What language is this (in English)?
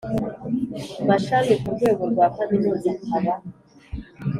Kinyarwanda